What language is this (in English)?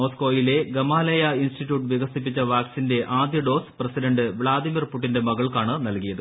Malayalam